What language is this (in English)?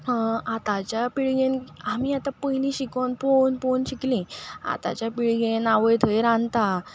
Konkani